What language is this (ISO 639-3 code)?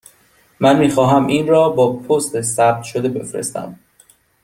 fas